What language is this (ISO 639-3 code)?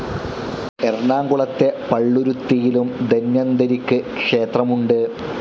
mal